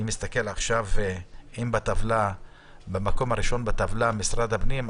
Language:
Hebrew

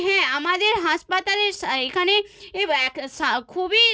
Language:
Bangla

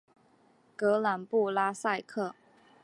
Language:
Chinese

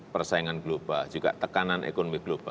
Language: Indonesian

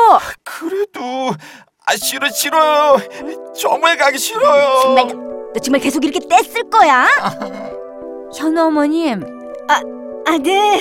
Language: Korean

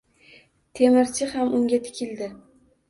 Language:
Uzbek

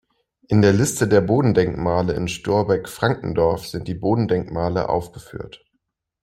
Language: German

